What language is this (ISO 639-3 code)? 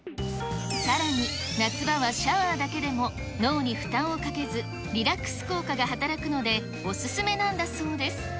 jpn